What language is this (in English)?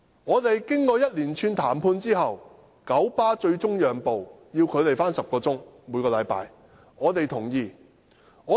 Cantonese